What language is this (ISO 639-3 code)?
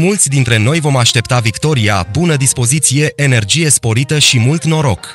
ron